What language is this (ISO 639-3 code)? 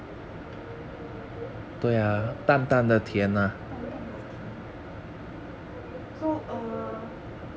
eng